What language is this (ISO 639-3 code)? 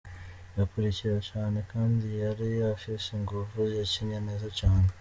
kin